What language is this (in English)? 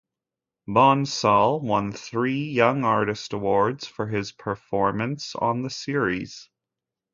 English